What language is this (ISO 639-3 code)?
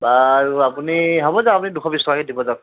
asm